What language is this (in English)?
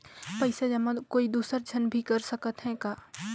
Chhattisgarhi